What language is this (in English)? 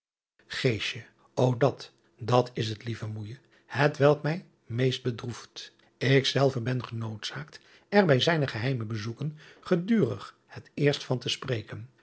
Dutch